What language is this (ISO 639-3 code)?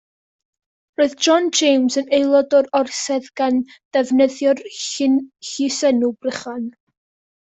cym